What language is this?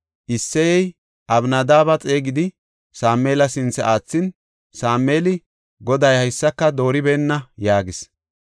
Gofa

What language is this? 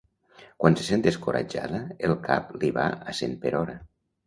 Catalan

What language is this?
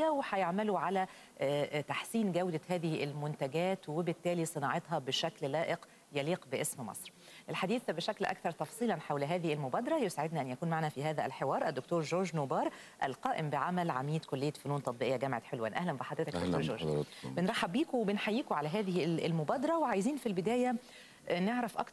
Arabic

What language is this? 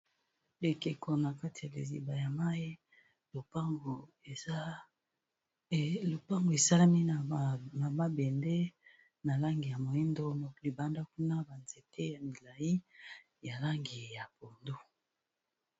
Lingala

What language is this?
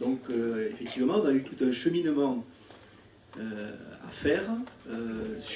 French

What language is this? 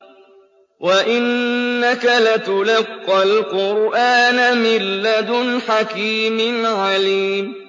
Arabic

